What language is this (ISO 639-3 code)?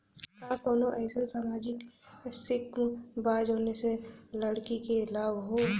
bho